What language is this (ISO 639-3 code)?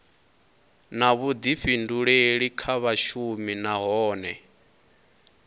ven